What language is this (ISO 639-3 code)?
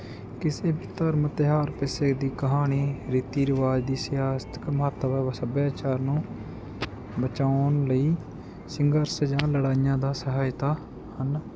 pan